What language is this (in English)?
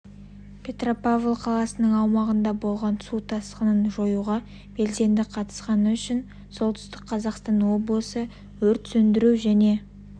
Kazakh